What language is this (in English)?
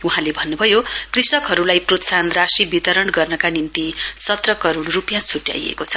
Nepali